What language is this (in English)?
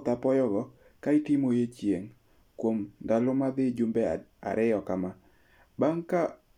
Luo (Kenya and Tanzania)